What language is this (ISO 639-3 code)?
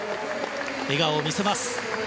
jpn